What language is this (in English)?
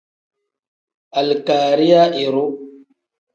Tem